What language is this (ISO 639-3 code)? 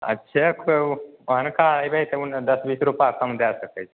mai